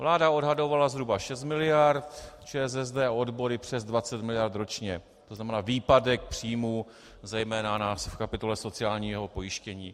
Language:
Czech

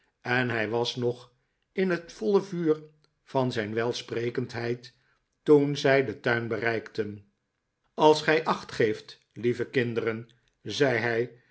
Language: Dutch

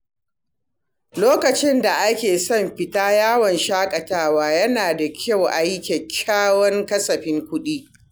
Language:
Hausa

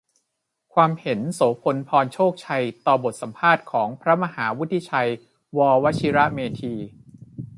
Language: Thai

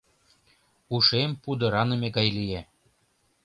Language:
Mari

